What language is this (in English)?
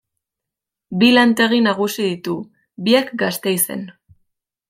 Basque